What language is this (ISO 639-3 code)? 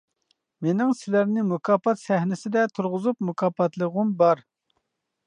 uig